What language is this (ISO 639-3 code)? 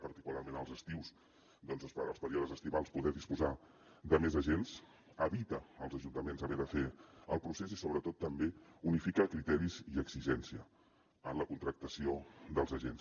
cat